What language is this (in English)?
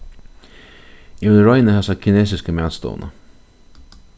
Faroese